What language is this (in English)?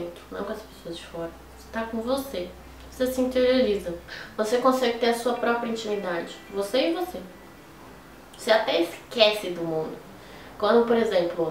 Portuguese